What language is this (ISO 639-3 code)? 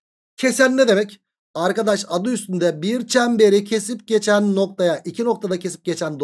tur